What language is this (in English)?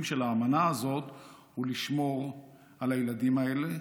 Hebrew